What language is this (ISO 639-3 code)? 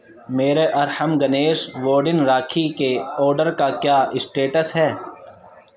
urd